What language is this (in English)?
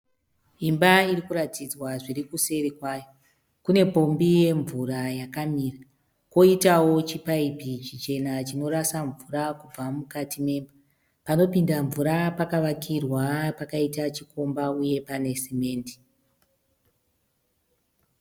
Shona